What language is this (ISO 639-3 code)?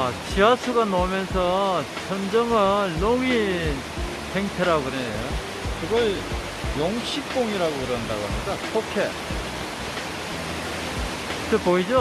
kor